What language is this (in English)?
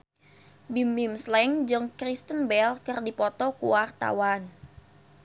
Sundanese